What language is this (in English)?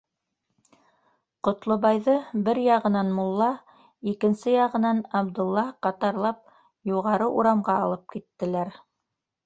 Bashkir